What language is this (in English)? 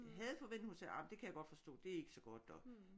Danish